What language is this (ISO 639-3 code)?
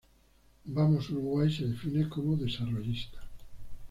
spa